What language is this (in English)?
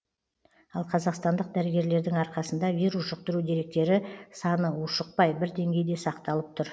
Kazakh